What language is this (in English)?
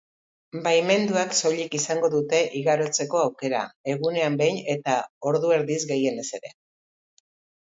Basque